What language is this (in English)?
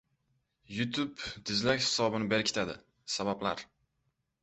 Uzbek